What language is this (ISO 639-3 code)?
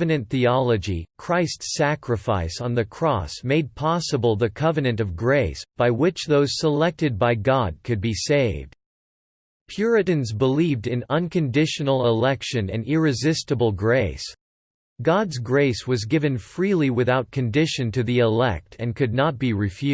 eng